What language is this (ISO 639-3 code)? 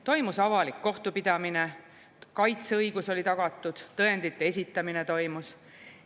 est